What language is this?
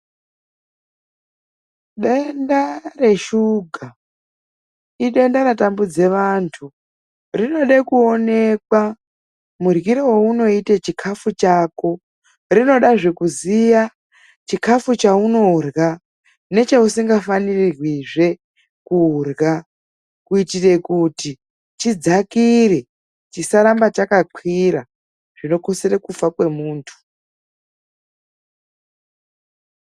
Ndau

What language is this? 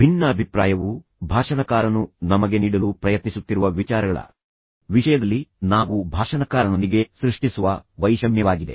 Kannada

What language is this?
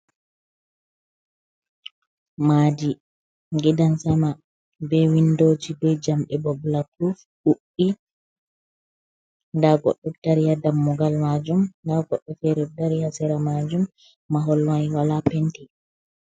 Fula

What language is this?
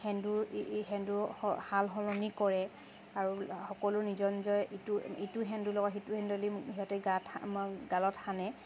Assamese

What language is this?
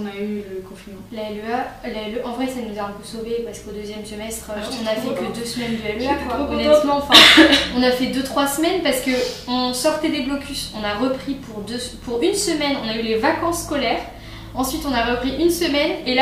French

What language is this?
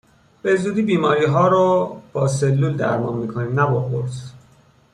Persian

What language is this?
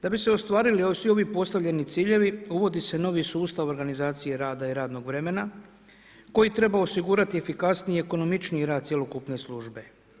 Croatian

